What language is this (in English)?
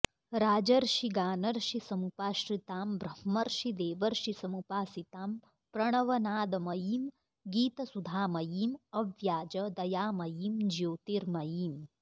Sanskrit